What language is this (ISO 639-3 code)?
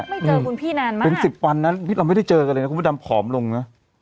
tha